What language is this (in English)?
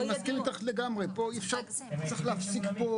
Hebrew